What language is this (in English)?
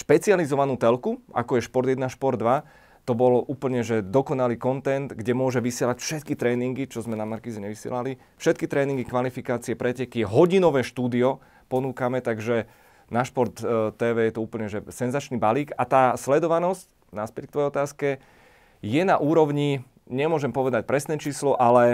Slovak